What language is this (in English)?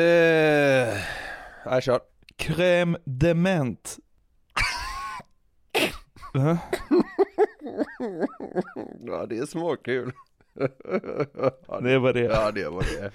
Swedish